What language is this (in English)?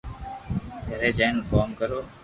Loarki